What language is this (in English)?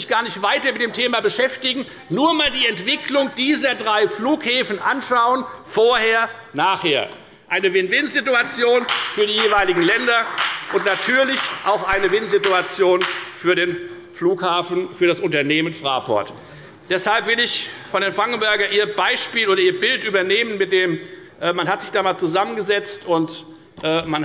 German